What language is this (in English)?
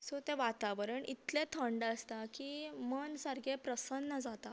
Konkani